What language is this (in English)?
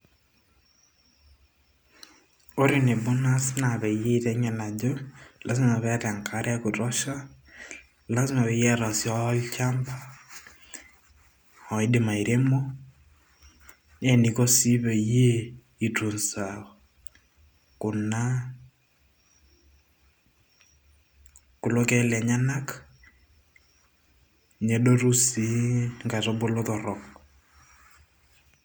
Masai